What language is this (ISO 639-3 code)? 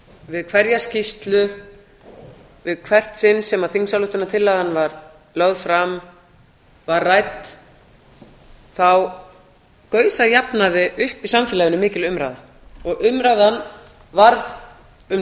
isl